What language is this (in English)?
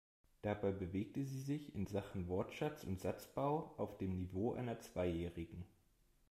German